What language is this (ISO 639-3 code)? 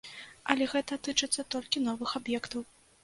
bel